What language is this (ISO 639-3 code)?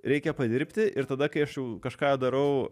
lit